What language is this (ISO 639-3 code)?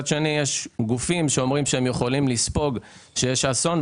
heb